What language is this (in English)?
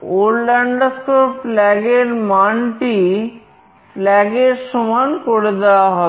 Bangla